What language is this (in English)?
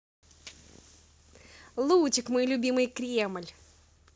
Russian